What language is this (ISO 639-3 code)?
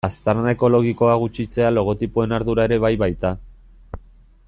eus